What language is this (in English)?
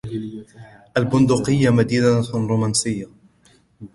Arabic